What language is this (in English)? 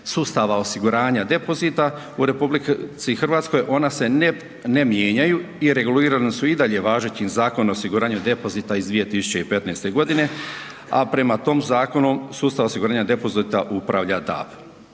Croatian